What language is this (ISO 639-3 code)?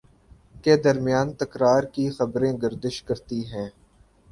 urd